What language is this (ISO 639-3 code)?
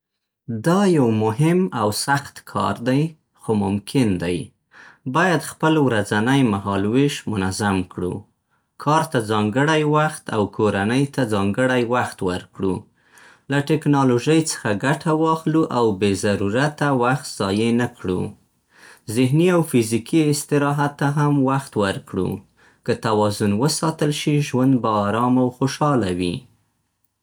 pst